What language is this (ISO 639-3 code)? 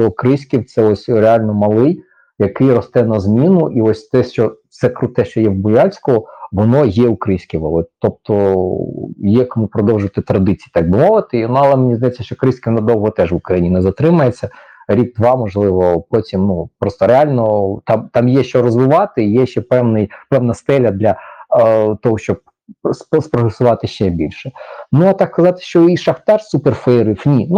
ukr